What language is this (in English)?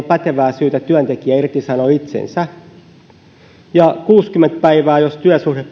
Finnish